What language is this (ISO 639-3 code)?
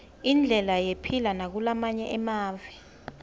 ssw